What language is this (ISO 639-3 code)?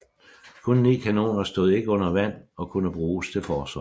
dan